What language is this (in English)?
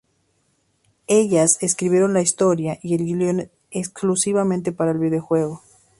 Spanish